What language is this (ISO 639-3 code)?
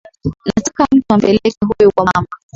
swa